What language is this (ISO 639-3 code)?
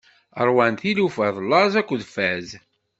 kab